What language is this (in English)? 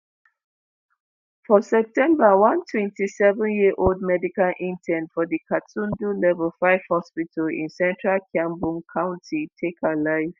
Nigerian Pidgin